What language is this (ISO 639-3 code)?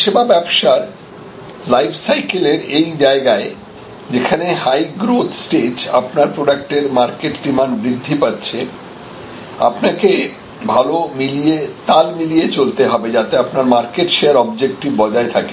ben